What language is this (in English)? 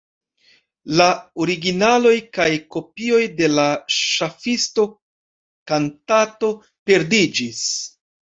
Esperanto